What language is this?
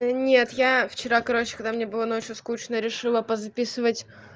Russian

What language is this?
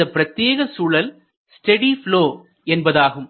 Tamil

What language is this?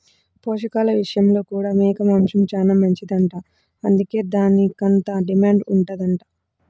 Telugu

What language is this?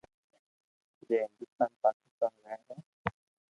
Loarki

